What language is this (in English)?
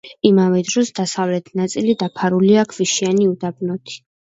Georgian